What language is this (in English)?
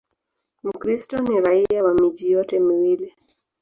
Swahili